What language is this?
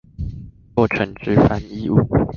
Chinese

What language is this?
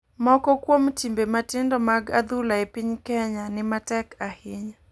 Luo (Kenya and Tanzania)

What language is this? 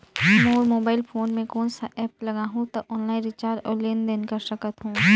Chhattisgarhi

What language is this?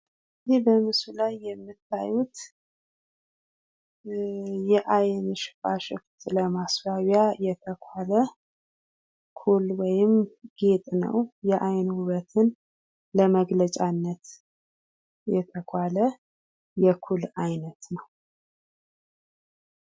Amharic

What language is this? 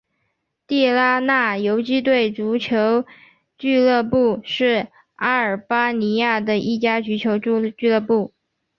Chinese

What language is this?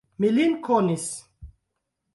Esperanto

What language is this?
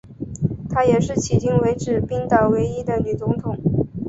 Chinese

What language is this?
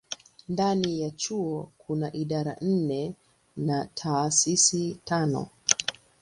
Swahili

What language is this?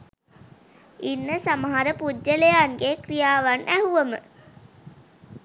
Sinhala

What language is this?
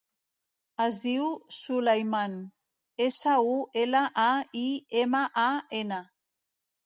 Catalan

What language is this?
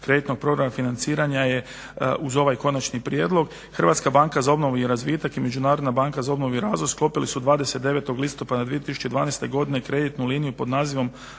Croatian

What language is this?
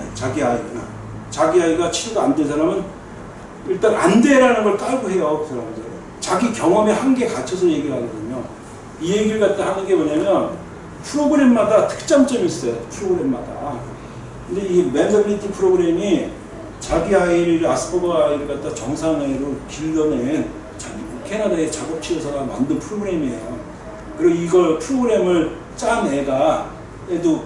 Korean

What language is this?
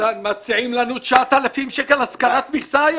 Hebrew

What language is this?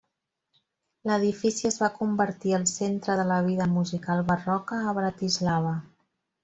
Catalan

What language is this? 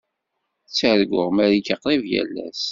Kabyle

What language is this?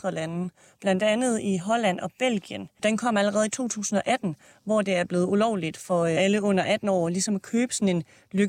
Danish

